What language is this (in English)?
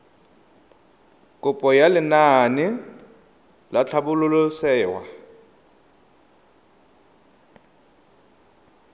Tswana